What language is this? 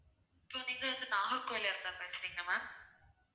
Tamil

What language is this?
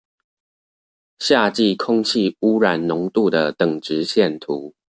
Chinese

